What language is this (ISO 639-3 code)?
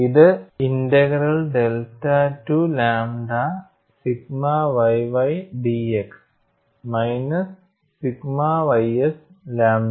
mal